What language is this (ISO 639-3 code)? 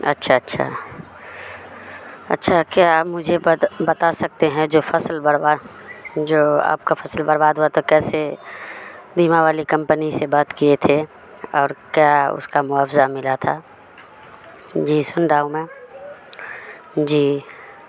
urd